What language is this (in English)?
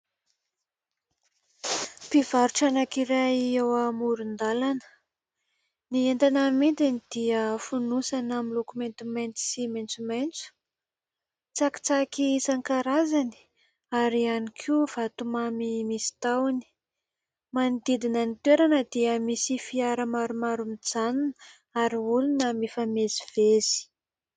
Malagasy